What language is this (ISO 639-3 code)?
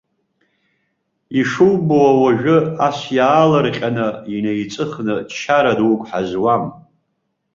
abk